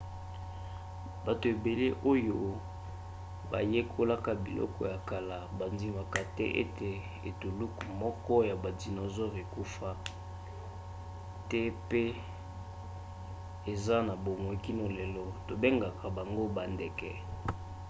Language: Lingala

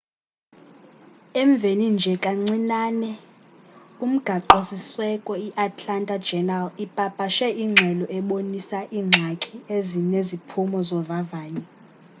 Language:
Xhosa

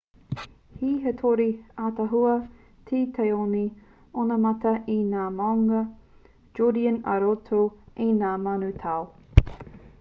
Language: Māori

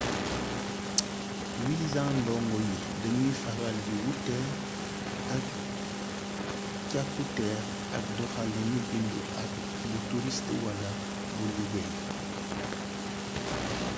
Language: Wolof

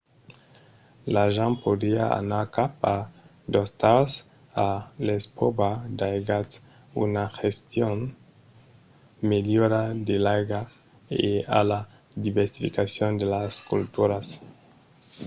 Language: Occitan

